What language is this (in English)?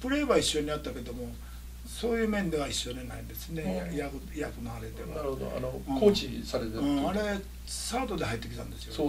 Japanese